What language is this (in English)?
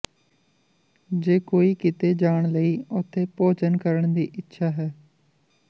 Punjabi